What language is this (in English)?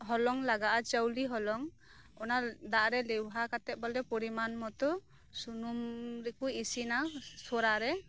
Santali